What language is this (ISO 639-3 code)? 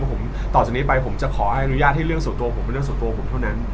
tha